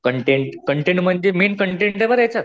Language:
Marathi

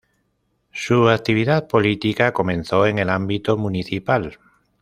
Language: Spanish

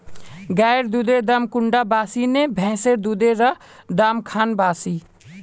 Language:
Magahi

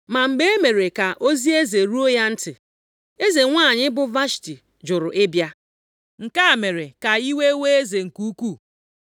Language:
Igbo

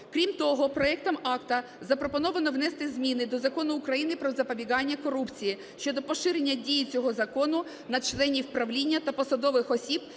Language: Ukrainian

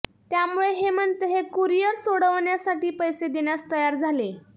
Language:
Marathi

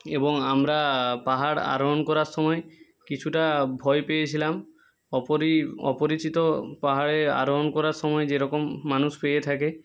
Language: Bangla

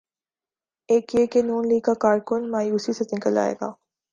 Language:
Urdu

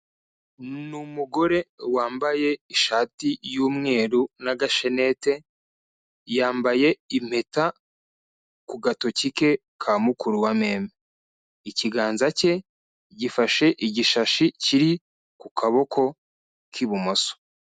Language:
Kinyarwanda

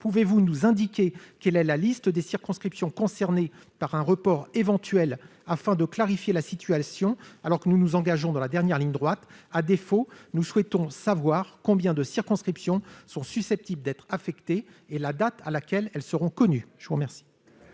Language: French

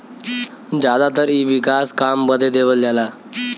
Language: Bhojpuri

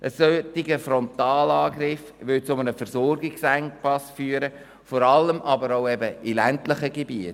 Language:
Swiss German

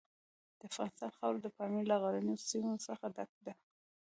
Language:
Pashto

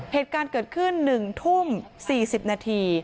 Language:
Thai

